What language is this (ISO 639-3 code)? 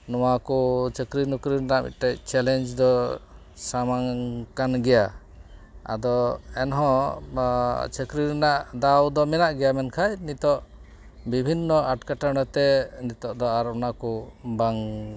sat